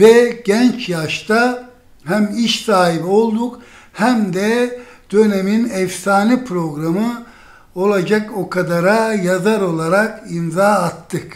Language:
Turkish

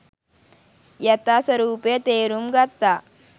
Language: Sinhala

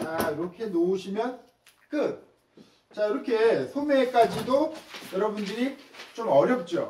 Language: Korean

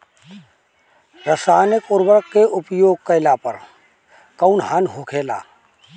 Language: Bhojpuri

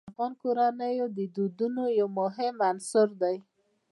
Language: Pashto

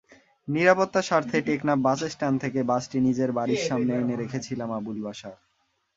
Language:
Bangla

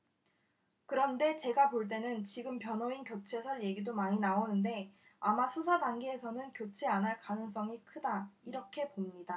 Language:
Korean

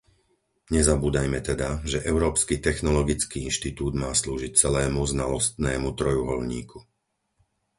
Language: Slovak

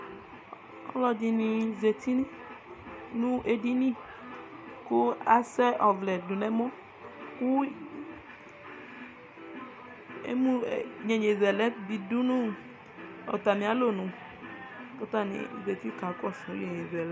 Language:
Ikposo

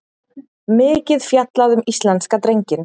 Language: Icelandic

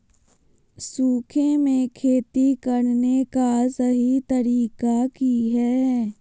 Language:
Magahi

